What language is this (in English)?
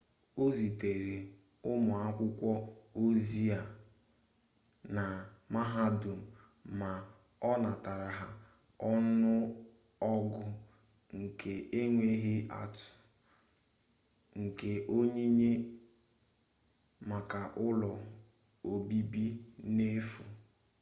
Igbo